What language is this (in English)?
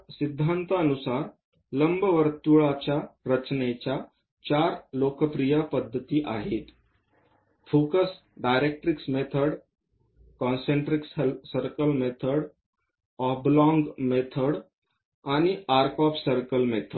Marathi